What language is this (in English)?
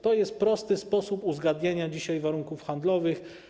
Polish